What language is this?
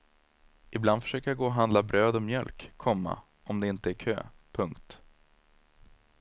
Swedish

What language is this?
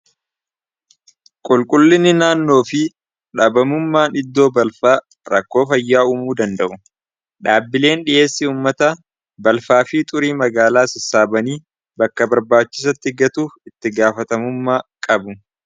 Oromo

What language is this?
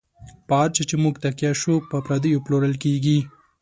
Pashto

